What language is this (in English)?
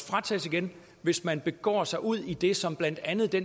Danish